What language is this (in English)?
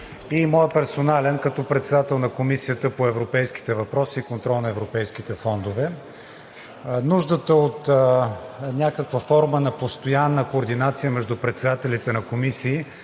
Bulgarian